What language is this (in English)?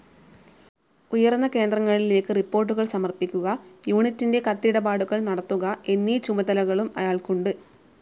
Malayalam